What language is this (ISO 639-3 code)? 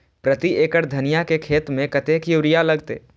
mai